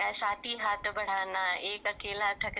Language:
Marathi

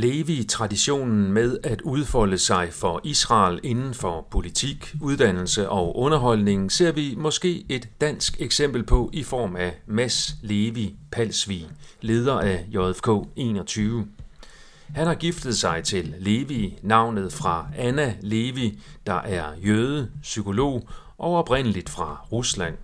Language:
Danish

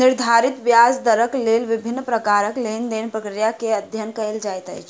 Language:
Maithili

